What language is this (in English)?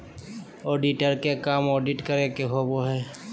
Magahi